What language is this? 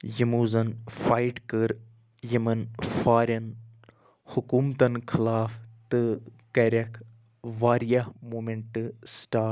Kashmiri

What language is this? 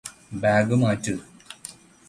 Malayalam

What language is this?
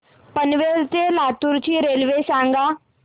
Marathi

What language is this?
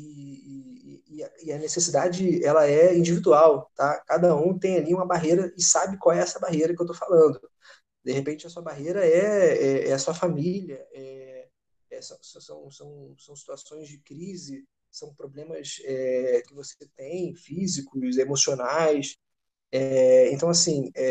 Portuguese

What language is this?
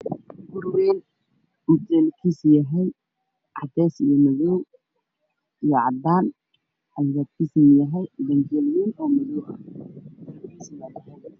Somali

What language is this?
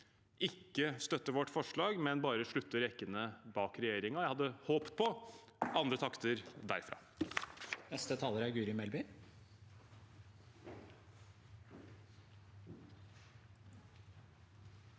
Norwegian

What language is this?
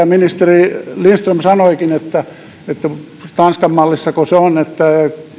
Finnish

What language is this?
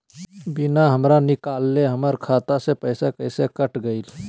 Magahi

